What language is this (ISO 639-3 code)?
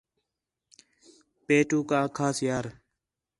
xhe